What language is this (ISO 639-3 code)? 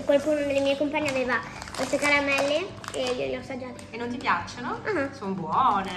ita